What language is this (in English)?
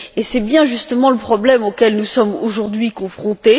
French